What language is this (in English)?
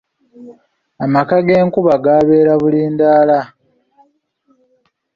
Ganda